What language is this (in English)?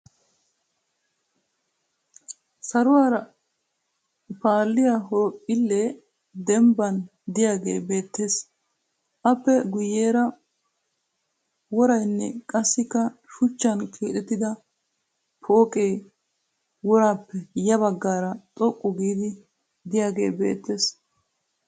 Wolaytta